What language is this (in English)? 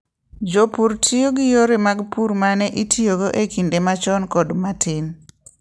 Luo (Kenya and Tanzania)